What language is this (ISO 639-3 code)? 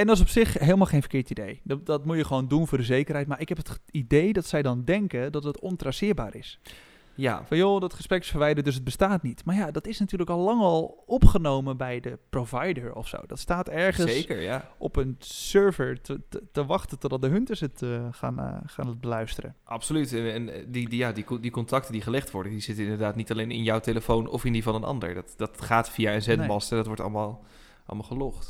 nld